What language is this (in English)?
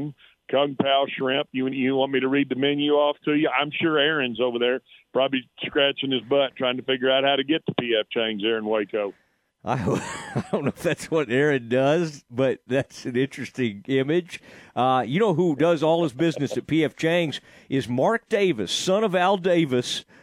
English